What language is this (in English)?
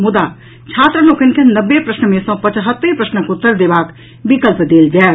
Maithili